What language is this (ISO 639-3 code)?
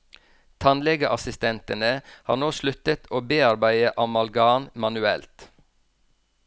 nor